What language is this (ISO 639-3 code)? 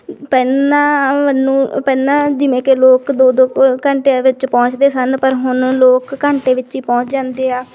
pan